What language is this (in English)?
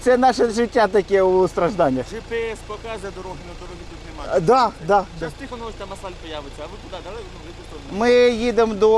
Ukrainian